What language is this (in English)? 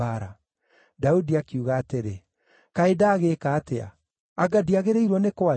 Kikuyu